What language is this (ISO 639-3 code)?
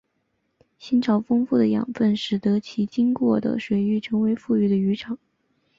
zho